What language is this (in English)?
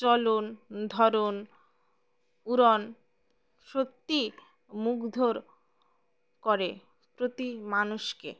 Bangla